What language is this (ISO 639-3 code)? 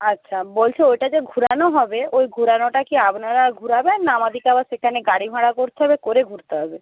ben